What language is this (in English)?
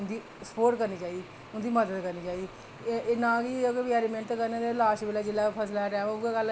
Dogri